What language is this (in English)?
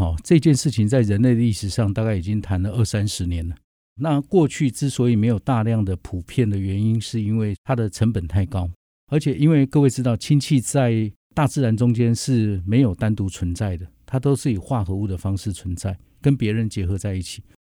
Chinese